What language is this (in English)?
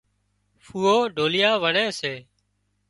Wadiyara Koli